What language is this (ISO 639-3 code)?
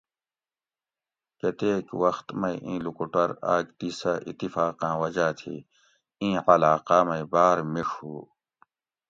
gwc